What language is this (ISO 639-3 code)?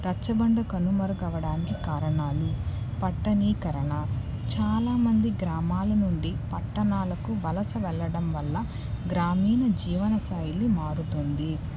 tel